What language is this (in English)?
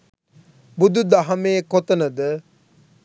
Sinhala